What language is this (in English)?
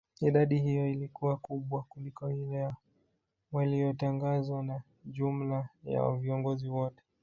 Swahili